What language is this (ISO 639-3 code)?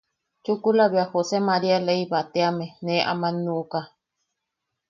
yaq